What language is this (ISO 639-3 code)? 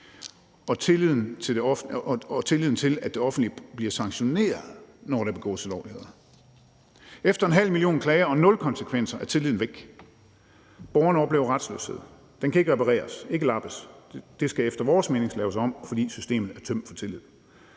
dan